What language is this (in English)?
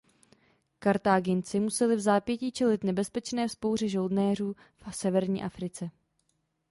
Czech